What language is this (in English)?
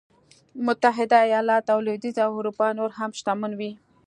Pashto